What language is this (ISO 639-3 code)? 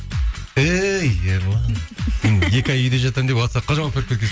kaz